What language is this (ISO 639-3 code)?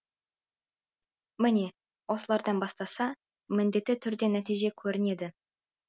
kaz